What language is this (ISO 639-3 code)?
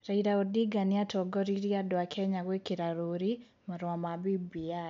kik